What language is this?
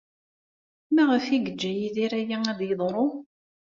Kabyle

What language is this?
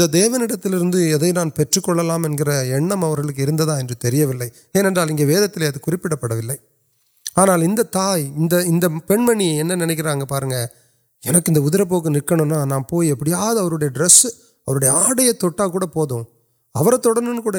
Urdu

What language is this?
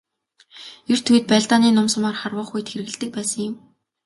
Mongolian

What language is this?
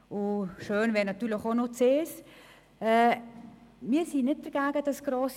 Swiss German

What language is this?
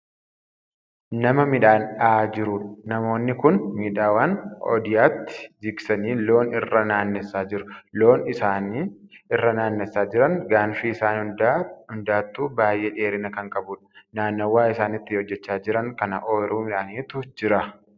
Oromo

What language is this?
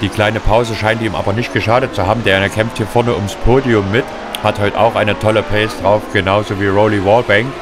German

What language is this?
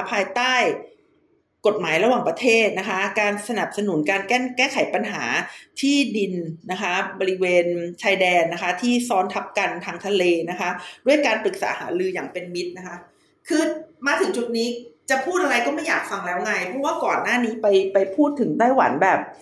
Thai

